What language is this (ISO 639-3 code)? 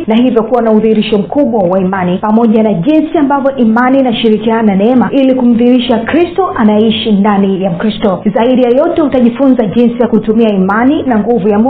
swa